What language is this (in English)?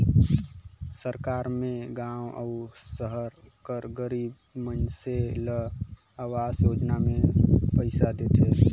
Chhattisgarhi